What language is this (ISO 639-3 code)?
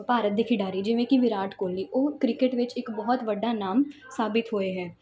pan